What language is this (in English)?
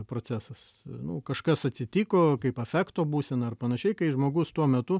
Lithuanian